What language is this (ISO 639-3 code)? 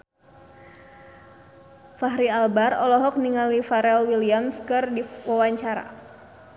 sun